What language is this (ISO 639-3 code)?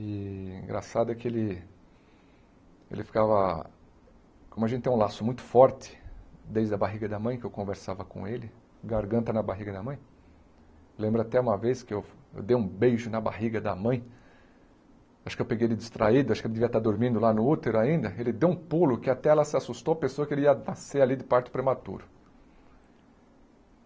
por